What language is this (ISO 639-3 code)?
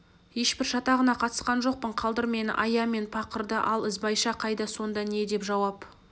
kaz